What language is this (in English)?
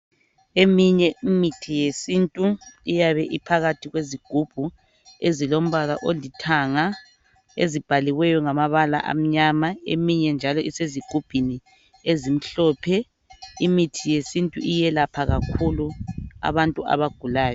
North Ndebele